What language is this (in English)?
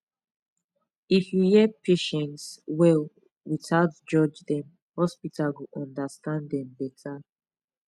Nigerian Pidgin